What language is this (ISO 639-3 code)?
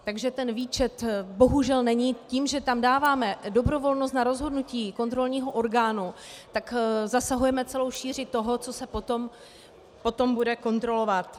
ces